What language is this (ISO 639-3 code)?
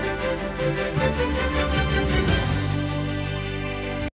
ukr